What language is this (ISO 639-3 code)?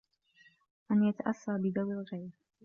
ara